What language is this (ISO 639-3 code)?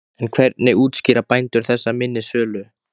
isl